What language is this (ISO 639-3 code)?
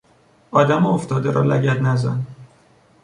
fas